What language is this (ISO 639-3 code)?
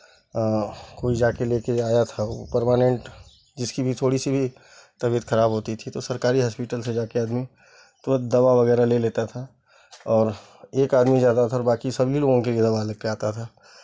hin